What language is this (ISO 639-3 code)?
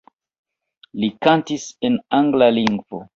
epo